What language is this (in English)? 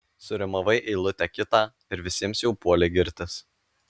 Lithuanian